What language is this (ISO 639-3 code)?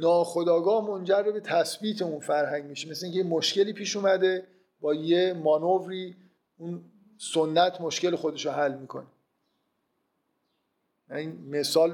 fas